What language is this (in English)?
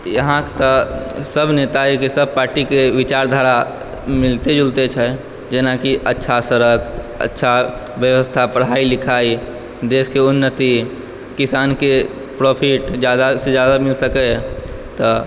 Maithili